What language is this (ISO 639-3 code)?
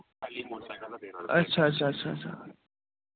doi